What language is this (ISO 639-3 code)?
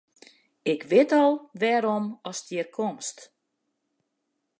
fry